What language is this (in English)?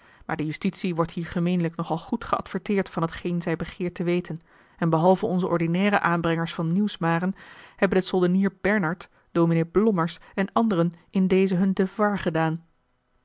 Dutch